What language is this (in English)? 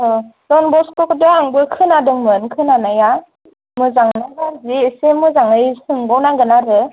Bodo